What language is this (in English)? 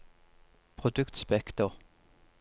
Norwegian